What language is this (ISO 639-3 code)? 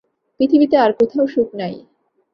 ben